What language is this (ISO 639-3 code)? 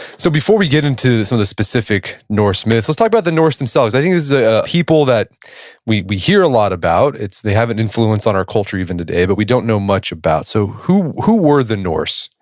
eng